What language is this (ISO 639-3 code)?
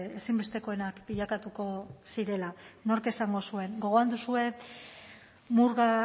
eus